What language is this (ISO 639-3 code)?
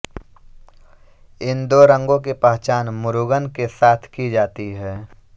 hin